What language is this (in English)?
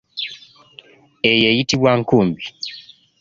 Ganda